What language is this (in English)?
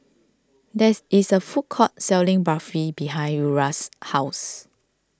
English